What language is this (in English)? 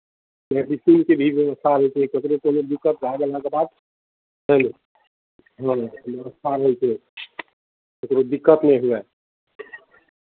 Maithili